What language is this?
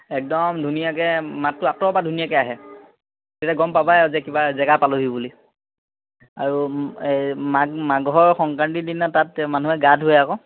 Assamese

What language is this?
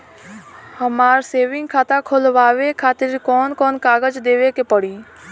Bhojpuri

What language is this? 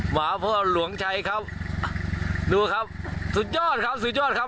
Thai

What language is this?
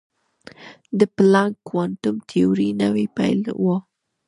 Pashto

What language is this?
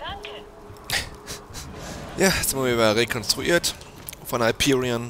German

